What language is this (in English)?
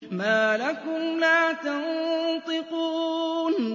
Arabic